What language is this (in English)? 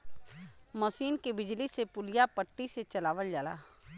Bhojpuri